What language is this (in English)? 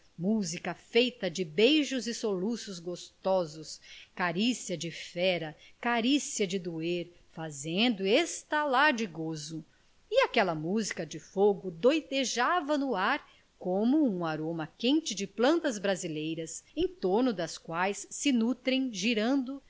Portuguese